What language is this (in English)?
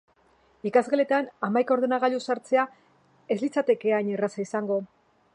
Basque